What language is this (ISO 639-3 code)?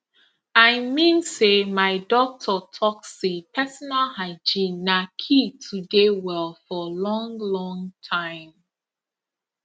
pcm